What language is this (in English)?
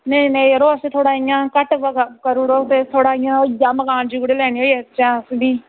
Dogri